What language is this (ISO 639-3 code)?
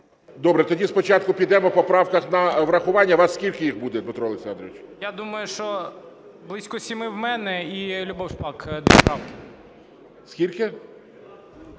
ukr